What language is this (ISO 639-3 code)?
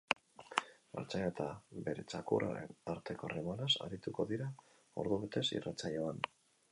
eus